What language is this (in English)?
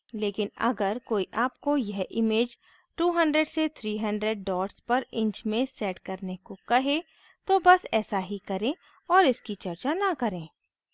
Hindi